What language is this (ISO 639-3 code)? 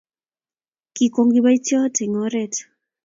kln